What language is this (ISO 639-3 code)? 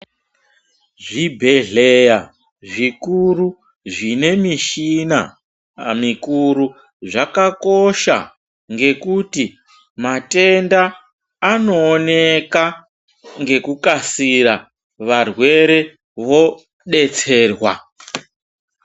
ndc